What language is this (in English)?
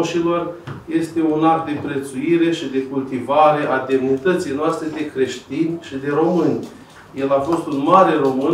Romanian